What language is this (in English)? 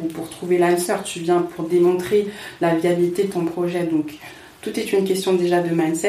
French